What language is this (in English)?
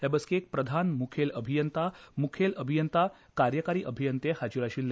Konkani